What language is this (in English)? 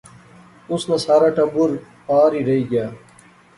Pahari-Potwari